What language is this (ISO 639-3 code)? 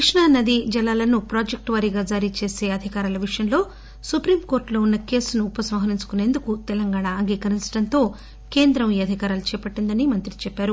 tel